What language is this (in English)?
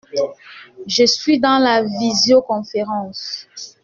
French